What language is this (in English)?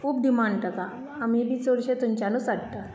Konkani